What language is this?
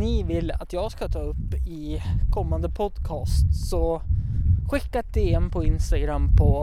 Swedish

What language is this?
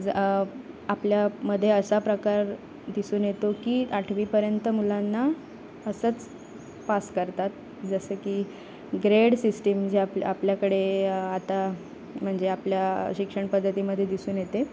Marathi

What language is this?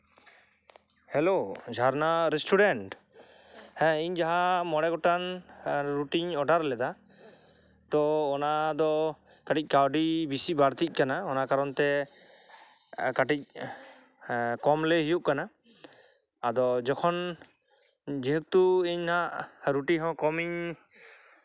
Santali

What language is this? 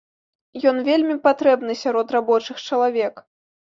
Belarusian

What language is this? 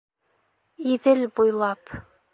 Bashkir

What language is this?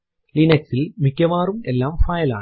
Malayalam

